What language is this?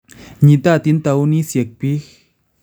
Kalenjin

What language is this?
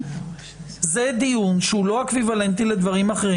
Hebrew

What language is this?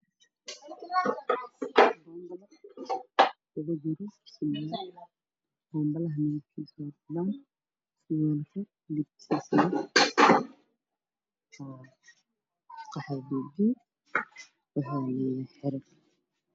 Somali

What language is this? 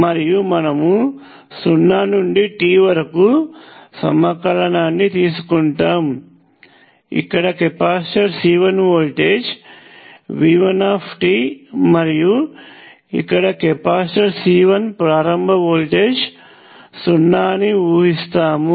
Telugu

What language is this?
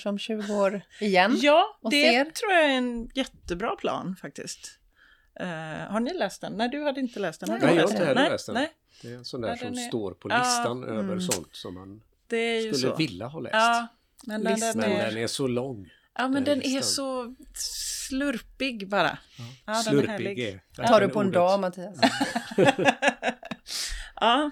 Swedish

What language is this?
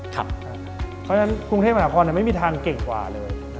Thai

